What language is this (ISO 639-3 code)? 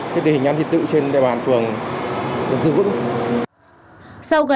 vie